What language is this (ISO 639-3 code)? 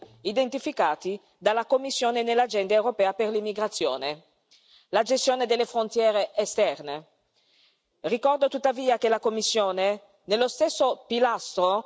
ita